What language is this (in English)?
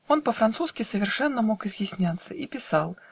Russian